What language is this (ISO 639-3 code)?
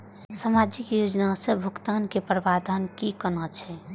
mai